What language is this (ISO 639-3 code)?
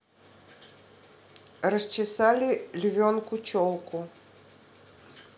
rus